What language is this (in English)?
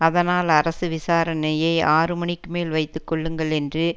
Tamil